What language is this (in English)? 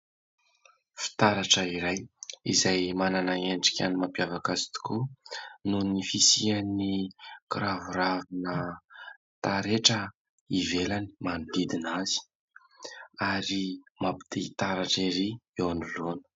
Malagasy